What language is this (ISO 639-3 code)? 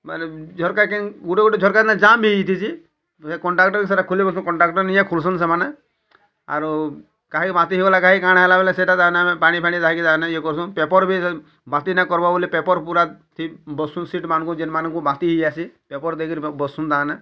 ori